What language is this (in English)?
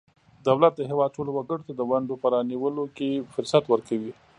Pashto